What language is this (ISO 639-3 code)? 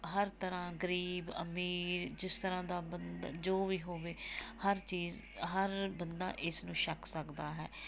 pan